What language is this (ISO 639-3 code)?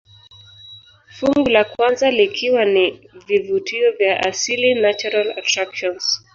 swa